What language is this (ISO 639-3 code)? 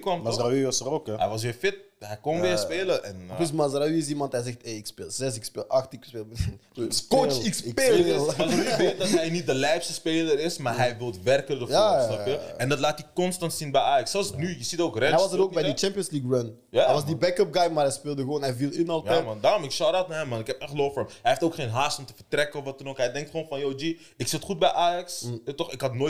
nld